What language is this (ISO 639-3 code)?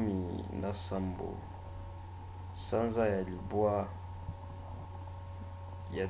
lin